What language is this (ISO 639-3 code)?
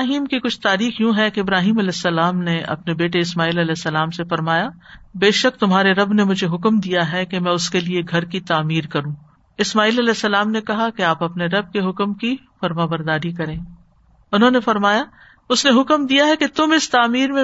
urd